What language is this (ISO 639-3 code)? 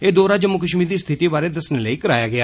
doi